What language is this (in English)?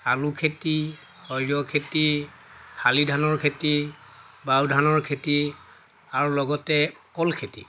Assamese